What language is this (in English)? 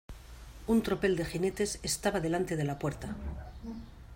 Spanish